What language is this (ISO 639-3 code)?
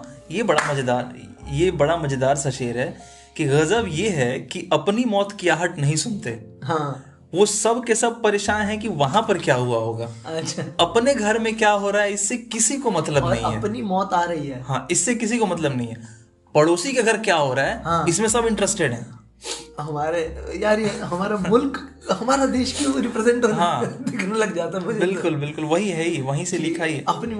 hin